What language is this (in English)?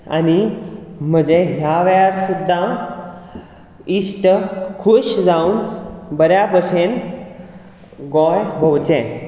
Konkani